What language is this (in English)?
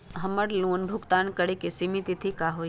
Magahi